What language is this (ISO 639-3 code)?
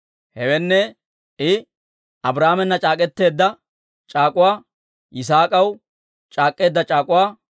dwr